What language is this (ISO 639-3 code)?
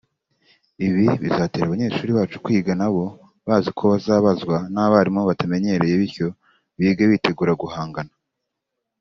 kin